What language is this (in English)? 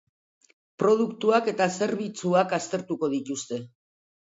Basque